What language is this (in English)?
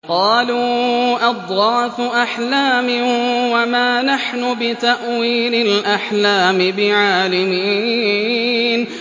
Arabic